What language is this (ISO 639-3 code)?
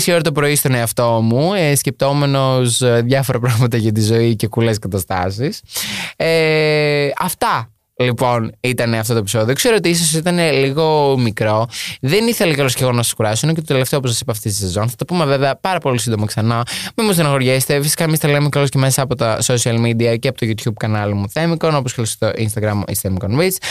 ell